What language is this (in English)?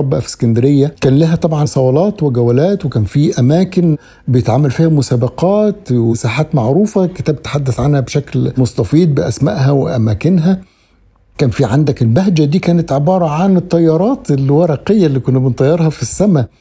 Arabic